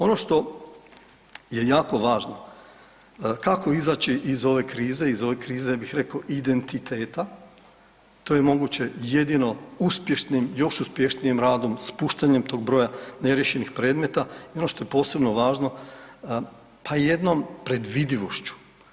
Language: Croatian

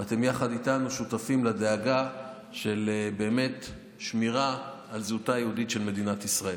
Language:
Hebrew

